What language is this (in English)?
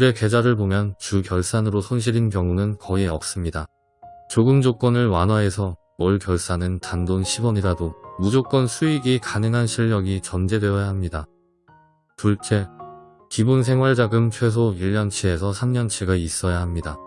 Korean